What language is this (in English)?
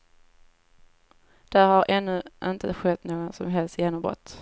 Swedish